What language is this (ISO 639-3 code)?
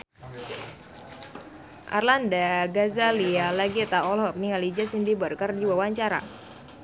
sun